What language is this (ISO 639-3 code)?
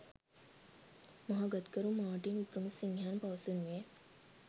sin